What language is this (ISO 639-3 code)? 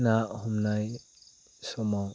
brx